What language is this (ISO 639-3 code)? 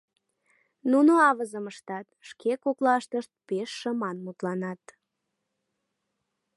chm